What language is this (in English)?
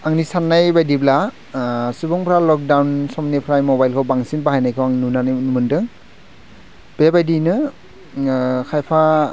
Bodo